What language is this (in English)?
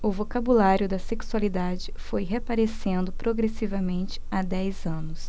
Portuguese